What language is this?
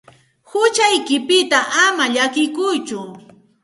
Santa Ana de Tusi Pasco Quechua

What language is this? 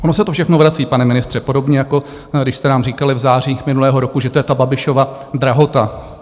Czech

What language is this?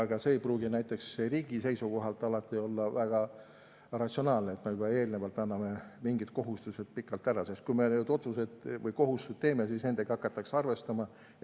Estonian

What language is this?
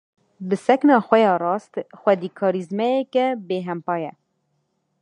Kurdish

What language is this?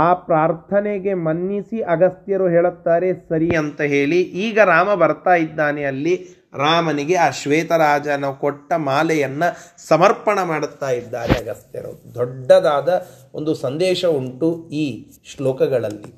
Kannada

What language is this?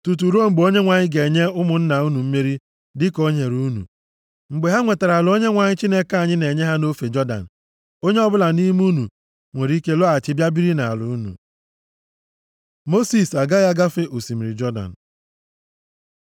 Igbo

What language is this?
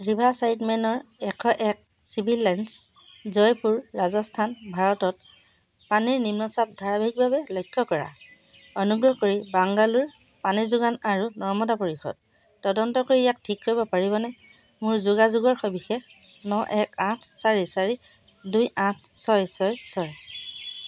Assamese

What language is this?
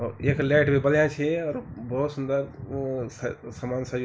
Garhwali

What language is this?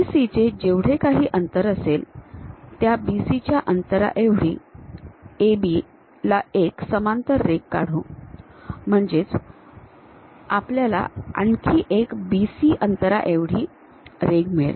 Marathi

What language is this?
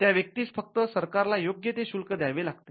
Marathi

